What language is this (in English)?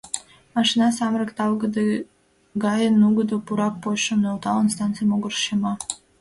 Mari